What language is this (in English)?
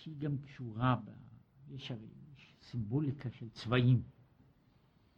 Hebrew